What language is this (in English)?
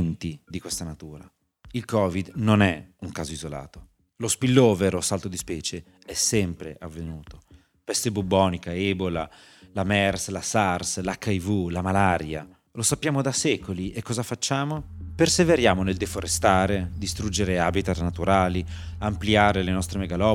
Italian